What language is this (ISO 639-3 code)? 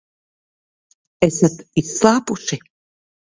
lav